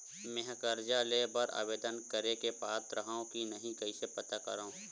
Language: Chhattisgarhi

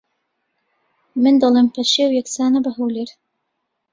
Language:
Central Kurdish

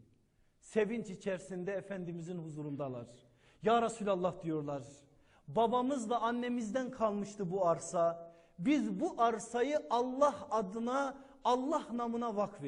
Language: Turkish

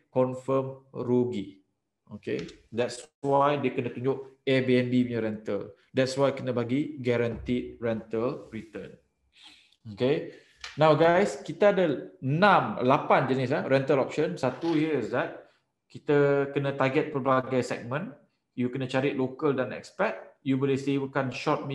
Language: Malay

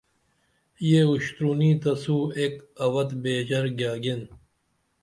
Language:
Dameli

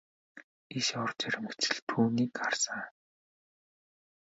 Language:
Mongolian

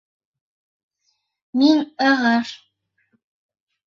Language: Bashkir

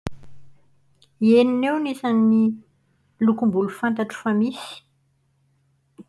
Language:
Malagasy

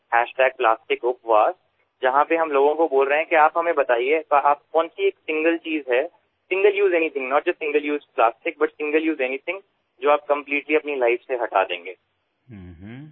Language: Assamese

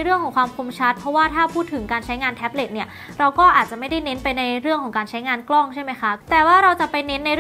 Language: Thai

